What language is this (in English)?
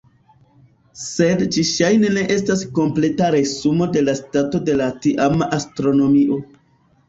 Esperanto